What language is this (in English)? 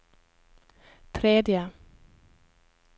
Norwegian